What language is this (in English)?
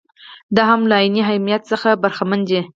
Pashto